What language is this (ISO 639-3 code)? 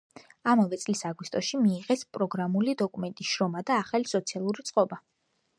kat